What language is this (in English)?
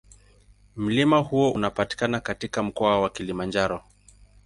Swahili